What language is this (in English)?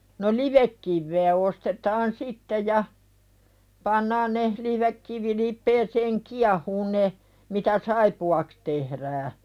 Finnish